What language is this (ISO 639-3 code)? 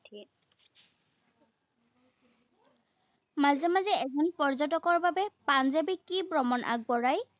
asm